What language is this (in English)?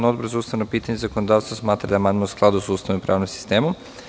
Serbian